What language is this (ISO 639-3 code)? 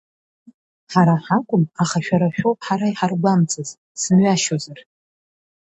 abk